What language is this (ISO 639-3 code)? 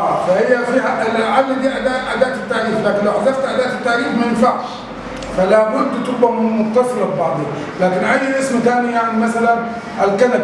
ara